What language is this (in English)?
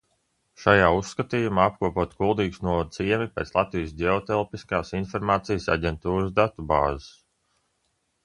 Latvian